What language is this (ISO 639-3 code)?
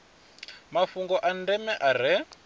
ven